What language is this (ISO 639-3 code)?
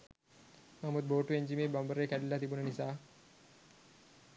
sin